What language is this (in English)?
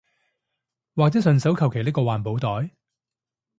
Cantonese